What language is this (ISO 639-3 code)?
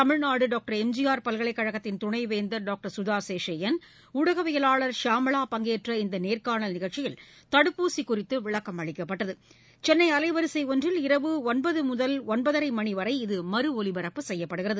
tam